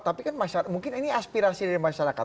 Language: Indonesian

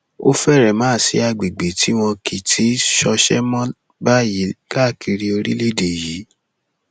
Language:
Yoruba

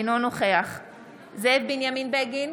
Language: Hebrew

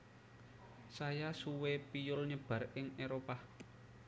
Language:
Javanese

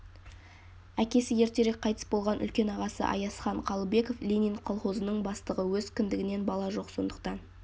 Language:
Kazakh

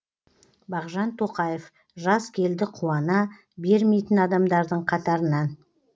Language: Kazakh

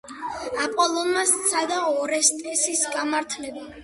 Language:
Georgian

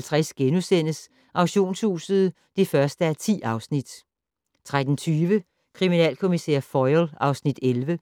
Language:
Danish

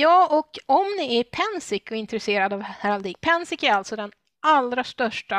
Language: Swedish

